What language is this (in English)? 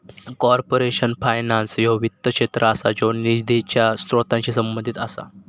Marathi